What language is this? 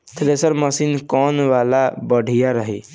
Bhojpuri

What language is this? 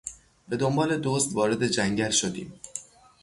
Persian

